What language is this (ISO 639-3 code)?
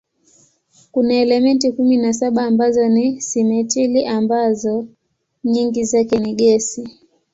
swa